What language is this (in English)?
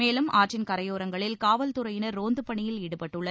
Tamil